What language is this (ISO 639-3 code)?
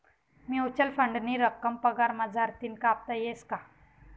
mar